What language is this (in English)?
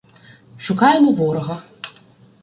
Ukrainian